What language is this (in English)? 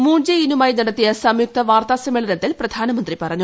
Malayalam